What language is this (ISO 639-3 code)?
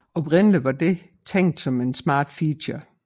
dan